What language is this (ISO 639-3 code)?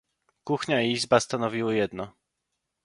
pol